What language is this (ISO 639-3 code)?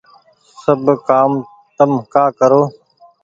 gig